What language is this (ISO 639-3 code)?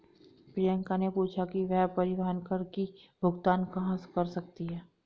hin